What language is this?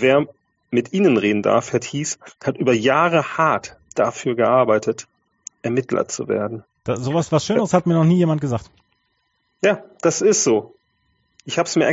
German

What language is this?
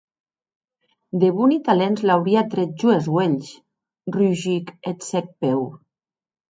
Occitan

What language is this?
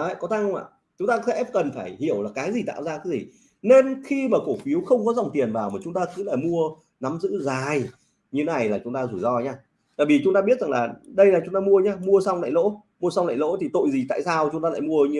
Vietnamese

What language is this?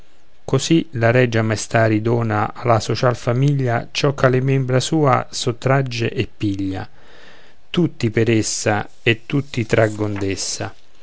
Italian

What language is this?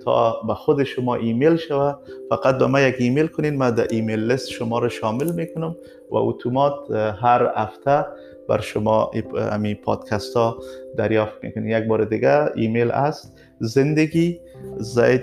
Persian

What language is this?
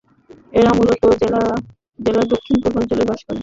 Bangla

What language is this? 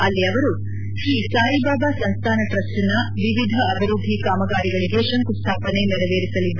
Kannada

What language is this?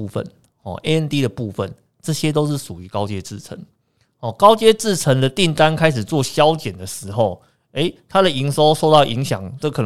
Chinese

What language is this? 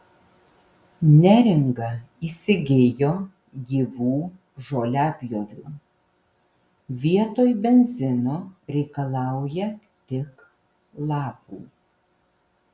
Lithuanian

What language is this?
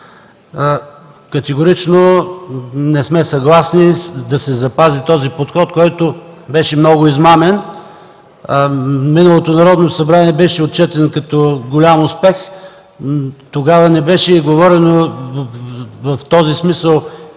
Bulgarian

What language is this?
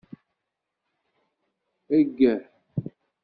Kabyle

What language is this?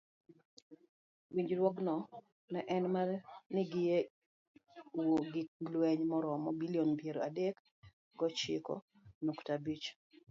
Luo (Kenya and Tanzania)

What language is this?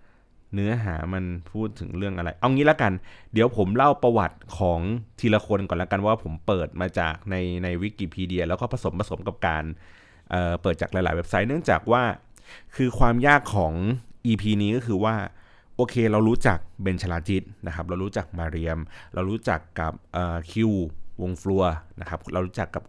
Thai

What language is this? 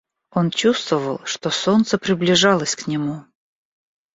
Russian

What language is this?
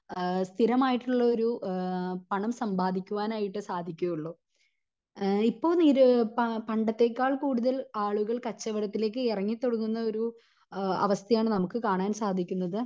Malayalam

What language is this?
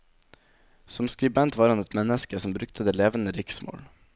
Norwegian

